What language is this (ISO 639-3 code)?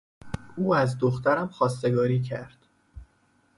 fas